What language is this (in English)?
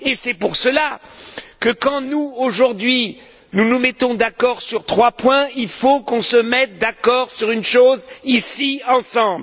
French